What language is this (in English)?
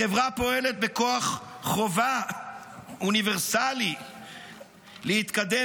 Hebrew